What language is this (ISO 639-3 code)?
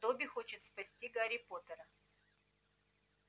rus